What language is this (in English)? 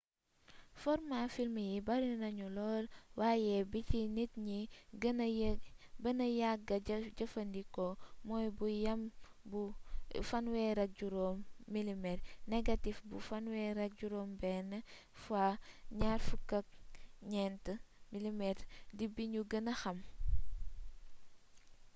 Wolof